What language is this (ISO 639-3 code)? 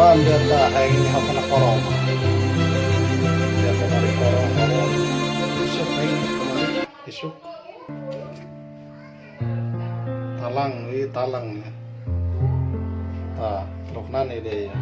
ind